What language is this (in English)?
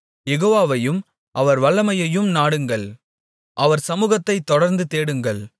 Tamil